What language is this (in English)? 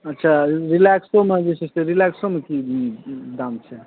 Maithili